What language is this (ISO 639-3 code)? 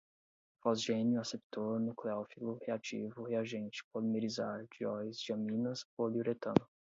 por